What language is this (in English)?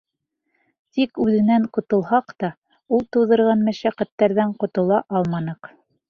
Bashkir